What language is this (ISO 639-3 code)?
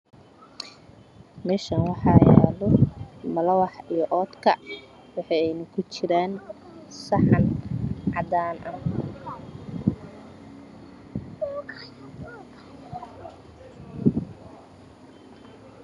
som